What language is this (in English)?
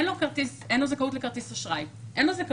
Hebrew